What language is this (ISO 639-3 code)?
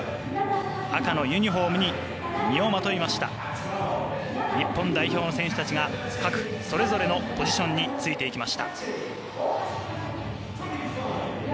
jpn